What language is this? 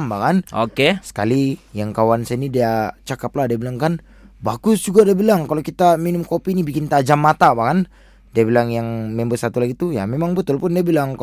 Malay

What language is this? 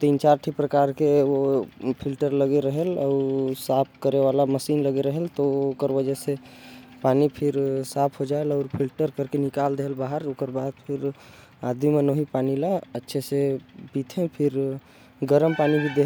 Korwa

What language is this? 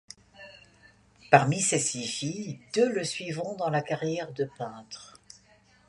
French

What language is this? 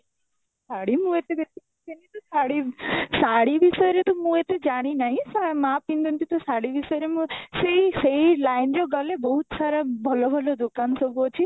Odia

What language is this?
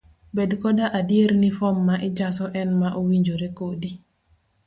Luo (Kenya and Tanzania)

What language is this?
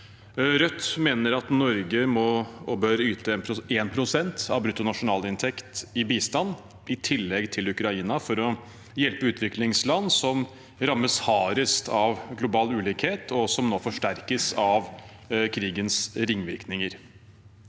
Norwegian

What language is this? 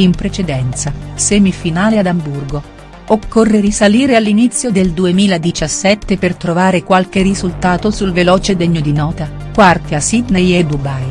Italian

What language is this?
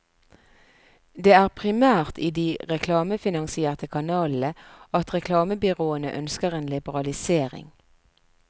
Norwegian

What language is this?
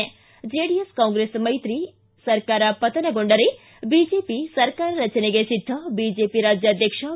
Kannada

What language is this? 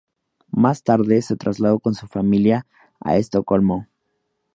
Spanish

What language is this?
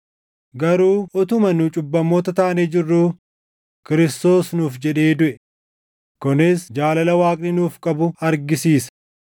Oromo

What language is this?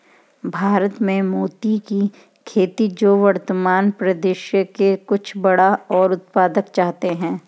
Hindi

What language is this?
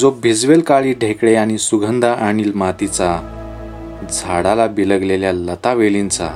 Marathi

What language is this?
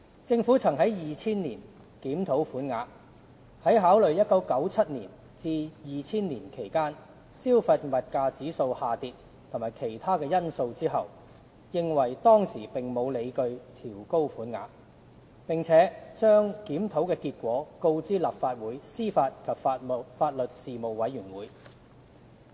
Cantonese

